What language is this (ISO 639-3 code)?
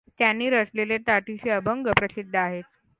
mar